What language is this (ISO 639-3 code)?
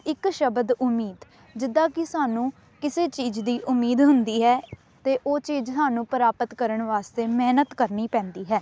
pan